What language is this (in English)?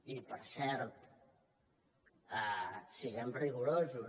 Catalan